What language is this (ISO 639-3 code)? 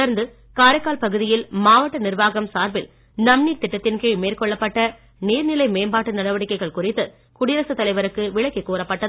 tam